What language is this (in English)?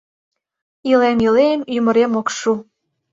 Mari